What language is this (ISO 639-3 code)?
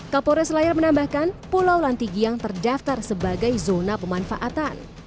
ind